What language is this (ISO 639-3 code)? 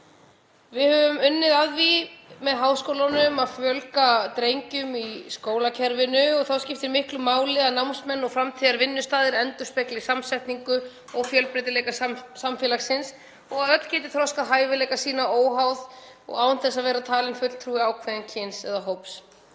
isl